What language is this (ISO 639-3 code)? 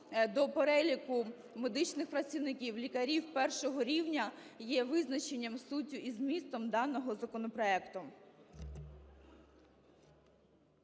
ukr